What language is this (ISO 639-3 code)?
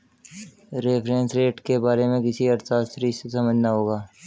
hin